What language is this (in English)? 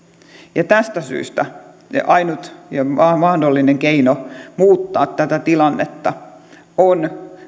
Finnish